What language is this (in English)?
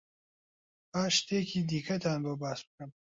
Central Kurdish